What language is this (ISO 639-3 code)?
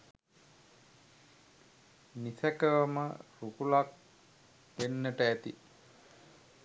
sin